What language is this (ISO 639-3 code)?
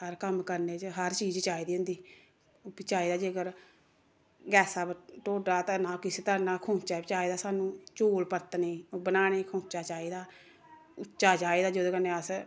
doi